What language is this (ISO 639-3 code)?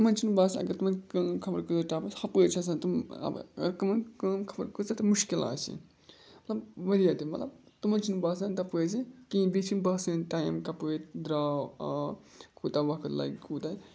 kas